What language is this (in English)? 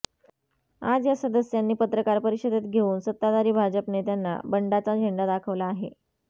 Marathi